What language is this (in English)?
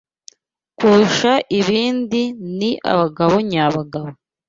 Kinyarwanda